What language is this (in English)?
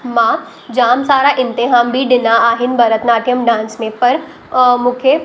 Sindhi